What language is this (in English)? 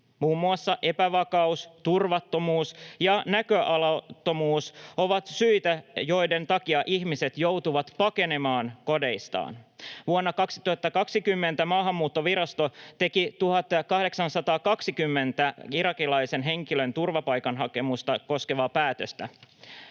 Finnish